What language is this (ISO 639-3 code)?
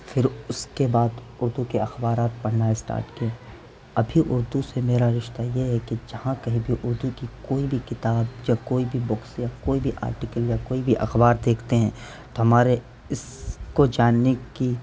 urd